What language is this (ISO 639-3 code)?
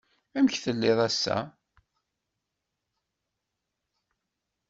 kab